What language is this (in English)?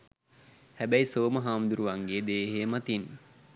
Sinhala